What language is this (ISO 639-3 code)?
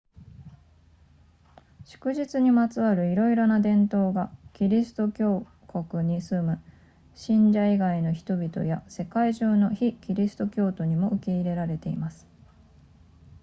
jpn